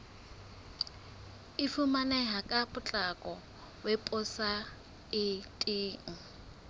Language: Southern Sotho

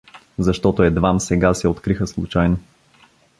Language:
Bulgarian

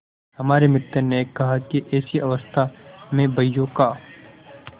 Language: Hindi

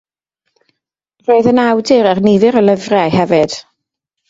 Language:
Welsh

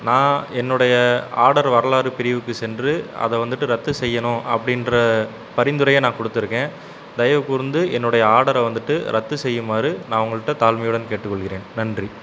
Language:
Tamil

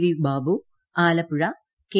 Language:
Malayalam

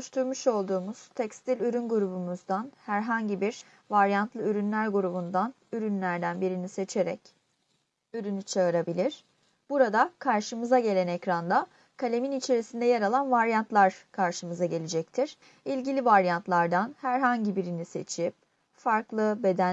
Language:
Turkish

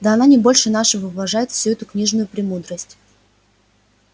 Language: Russian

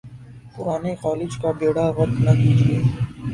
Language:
Urdu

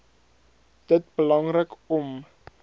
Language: Afrikaans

